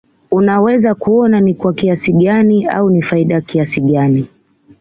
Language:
Swahili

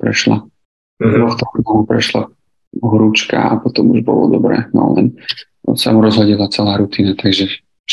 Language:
Slovak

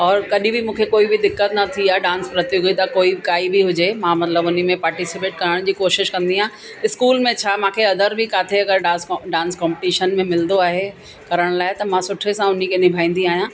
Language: Sindhi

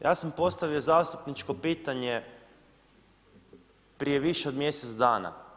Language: Croatian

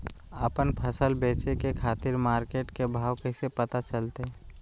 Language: Magahi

